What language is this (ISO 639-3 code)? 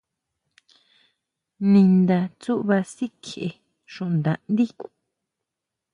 mau